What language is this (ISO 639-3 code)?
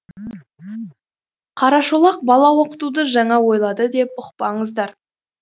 kaz